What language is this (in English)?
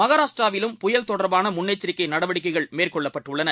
Tamil